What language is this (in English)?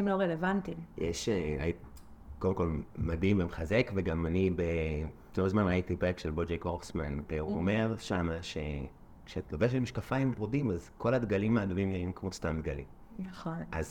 Hebrew